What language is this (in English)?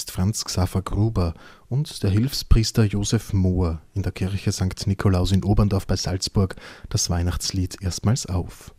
German